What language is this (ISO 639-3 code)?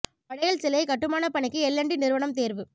tam